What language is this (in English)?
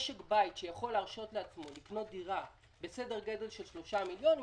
Hebrew